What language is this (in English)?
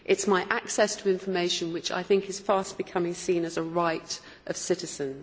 English